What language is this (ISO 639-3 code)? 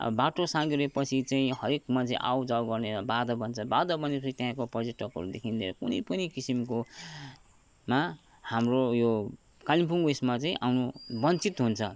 nep